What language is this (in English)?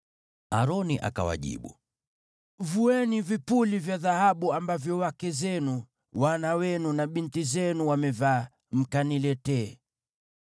Swahili